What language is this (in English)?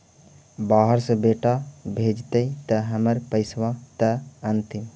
Magahi